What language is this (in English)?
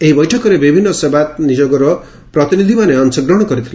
Odia